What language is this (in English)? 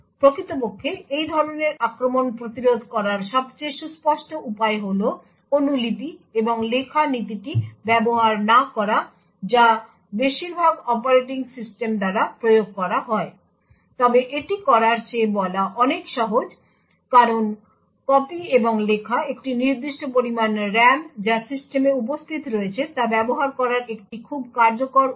Bangla